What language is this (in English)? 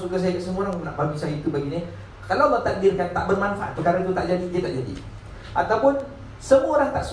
Malay